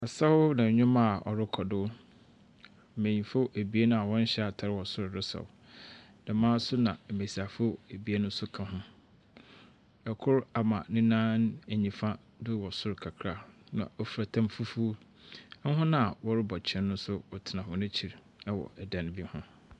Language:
Akan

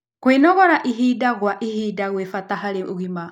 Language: Kikuyu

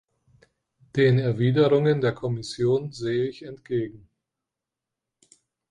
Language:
German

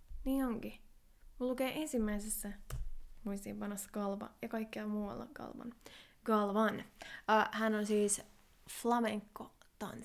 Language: Finnish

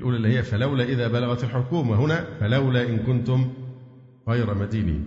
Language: Arabic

